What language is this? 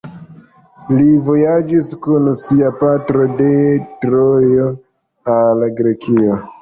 Esperanto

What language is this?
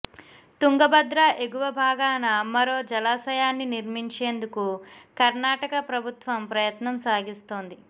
Telugu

